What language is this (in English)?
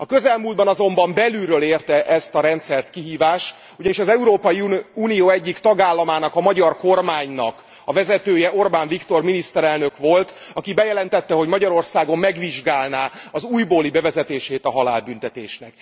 Hungarian